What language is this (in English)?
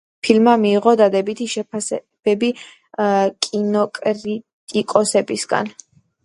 Georgian